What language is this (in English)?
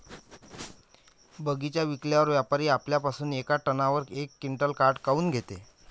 Marathi